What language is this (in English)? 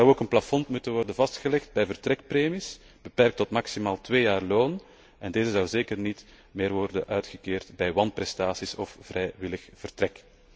Dutch